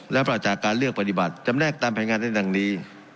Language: Thai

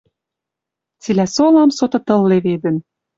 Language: Western Mari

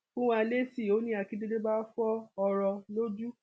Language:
Yoruba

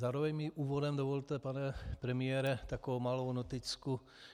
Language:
Czech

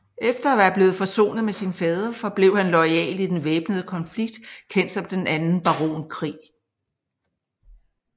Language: Danish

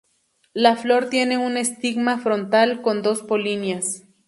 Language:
Spanish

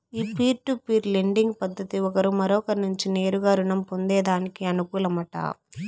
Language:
Telugu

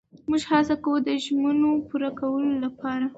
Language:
Pashto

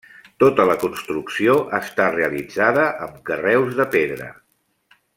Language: Catalan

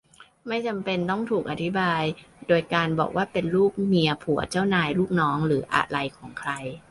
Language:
Thai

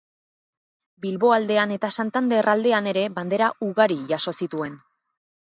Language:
Basque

